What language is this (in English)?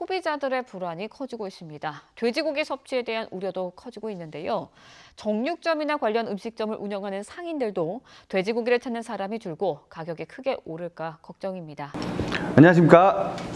Korean